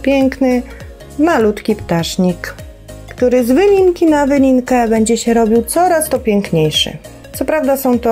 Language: Polish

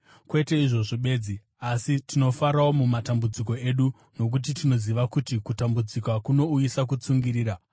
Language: Shona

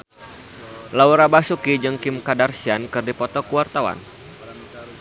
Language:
Sundanese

